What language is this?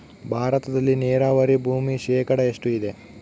Kannada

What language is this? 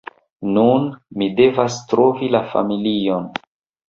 Esperanto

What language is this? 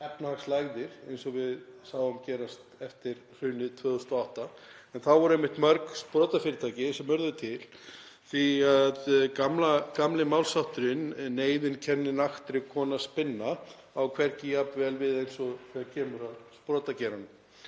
Icelandic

